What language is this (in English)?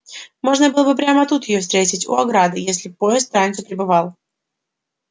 Russian